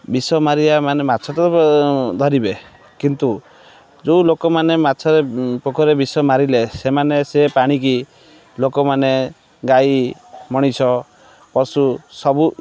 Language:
Odia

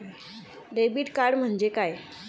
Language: Marathi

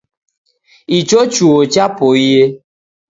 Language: Taita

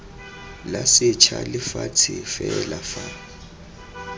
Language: Tswana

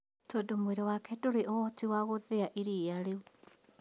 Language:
Kikuyu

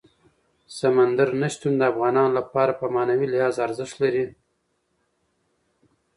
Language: Pashto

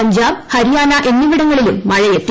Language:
Malayalam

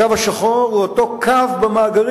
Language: Hebrew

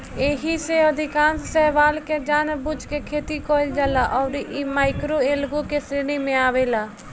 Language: Bhojpuri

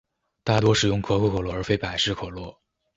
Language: Chinese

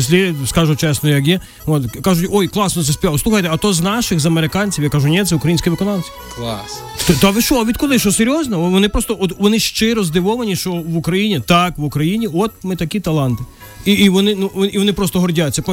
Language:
Ukrainian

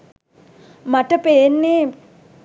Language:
Sinhala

